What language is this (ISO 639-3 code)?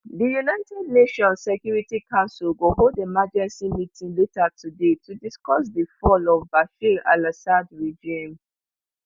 pcm